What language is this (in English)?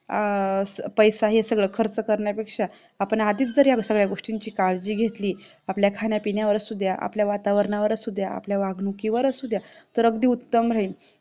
Marathi